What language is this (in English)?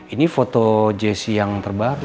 Indonesian